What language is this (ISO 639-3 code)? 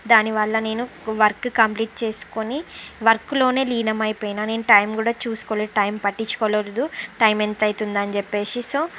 tel